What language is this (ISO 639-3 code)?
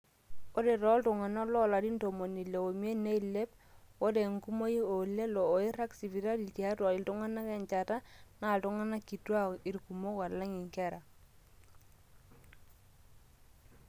mas